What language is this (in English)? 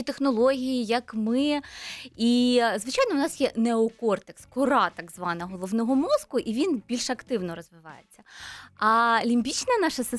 Ukrainian